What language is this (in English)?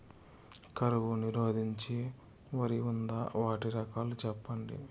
Telugu